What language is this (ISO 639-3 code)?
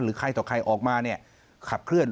tha